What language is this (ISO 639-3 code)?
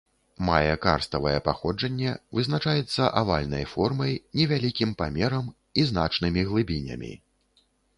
bel